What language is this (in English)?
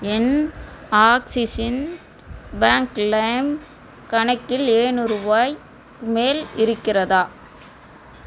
Tamil